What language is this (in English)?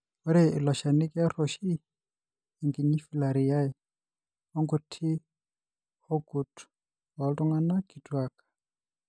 Masai